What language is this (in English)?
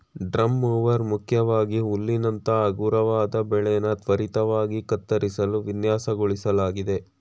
Kannada